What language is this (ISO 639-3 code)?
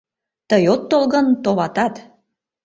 chm